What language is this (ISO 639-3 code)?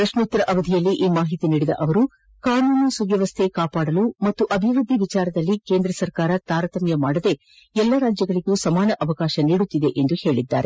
kan